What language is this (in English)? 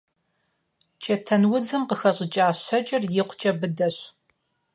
Kabardian